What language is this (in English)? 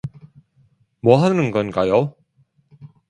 Korean